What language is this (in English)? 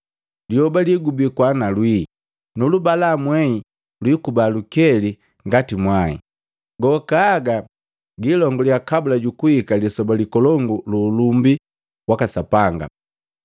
Matengo